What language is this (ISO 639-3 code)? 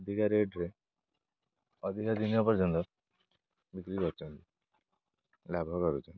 ori